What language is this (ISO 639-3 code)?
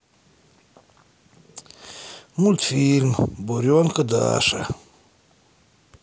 rus